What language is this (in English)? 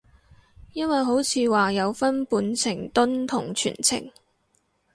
Cantonese